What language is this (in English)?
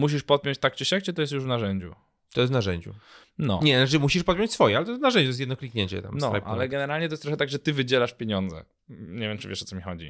Polish